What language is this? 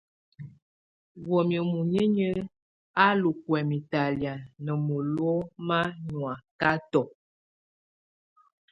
Tunen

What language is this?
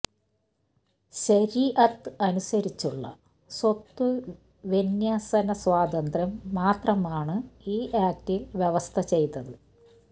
Malayalam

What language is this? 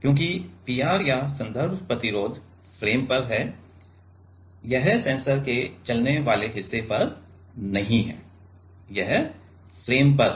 Hindi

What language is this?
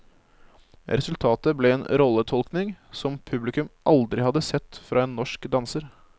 Norwegian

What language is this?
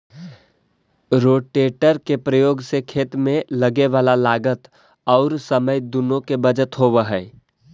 Magahi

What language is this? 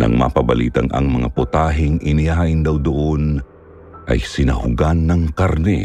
Filipino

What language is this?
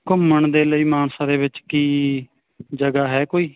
Punjabi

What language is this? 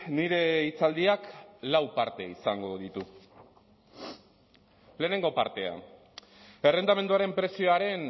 Basque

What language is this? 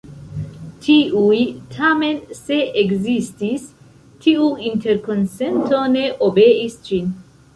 Esperanto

